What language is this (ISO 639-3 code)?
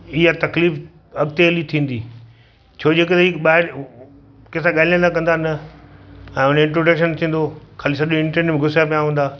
snd